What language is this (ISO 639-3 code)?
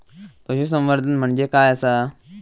mar